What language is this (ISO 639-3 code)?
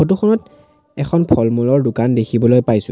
asm